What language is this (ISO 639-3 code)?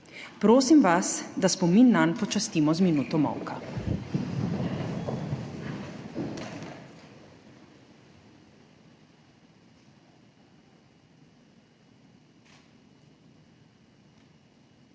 slv